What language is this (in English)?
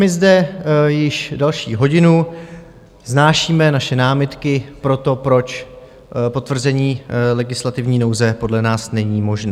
Czech